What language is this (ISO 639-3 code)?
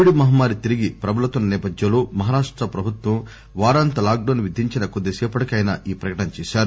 tel